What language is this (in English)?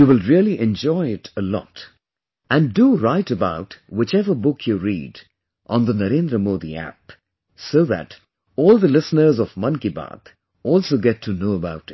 English